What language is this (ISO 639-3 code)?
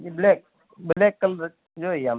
guj